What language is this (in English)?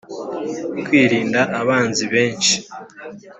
Kinyarwanda